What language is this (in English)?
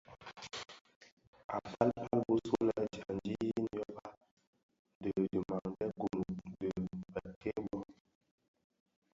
Bafia